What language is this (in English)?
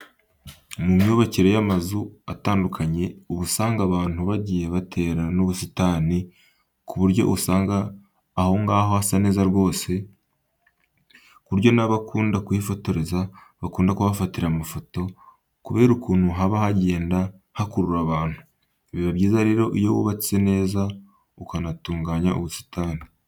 Kinyarwanda